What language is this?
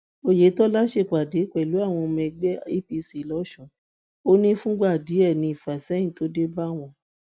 Yoruba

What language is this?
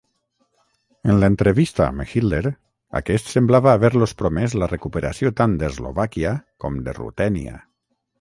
Catalan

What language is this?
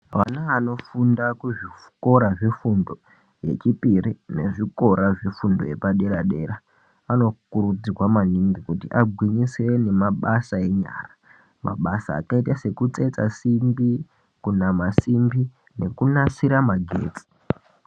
Ndau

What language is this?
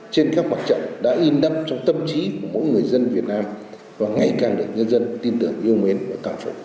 Vietnamese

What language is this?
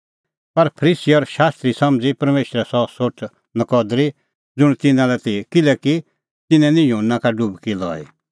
Kullu Pahari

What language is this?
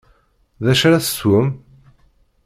Kabyle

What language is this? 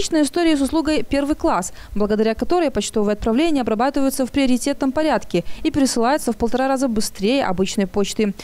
Russian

